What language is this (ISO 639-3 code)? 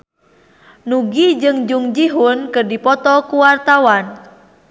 sun